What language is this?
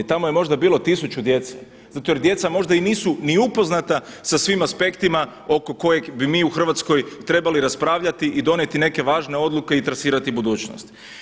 Croatian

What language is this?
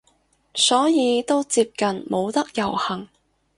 Cantonese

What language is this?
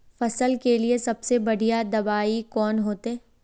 Magahi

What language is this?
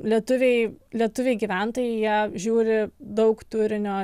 Lithuanian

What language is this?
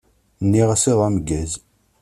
Kabyle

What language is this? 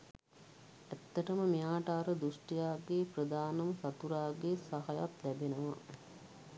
Sinhala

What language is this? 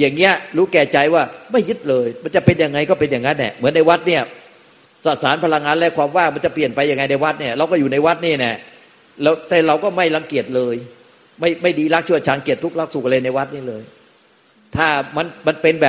Thai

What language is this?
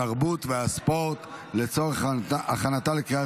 Hebrew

